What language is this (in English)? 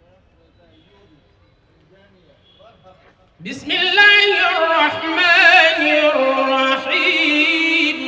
Arabic